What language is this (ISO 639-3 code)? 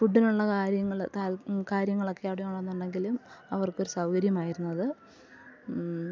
mal